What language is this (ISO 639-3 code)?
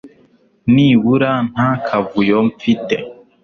kin